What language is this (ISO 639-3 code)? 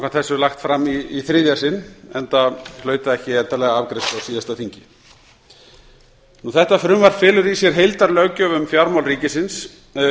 isl